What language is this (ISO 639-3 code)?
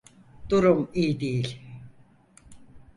tur